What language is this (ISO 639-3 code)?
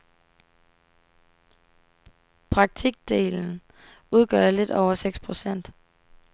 dan